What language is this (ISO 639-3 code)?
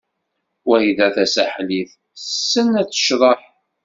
kab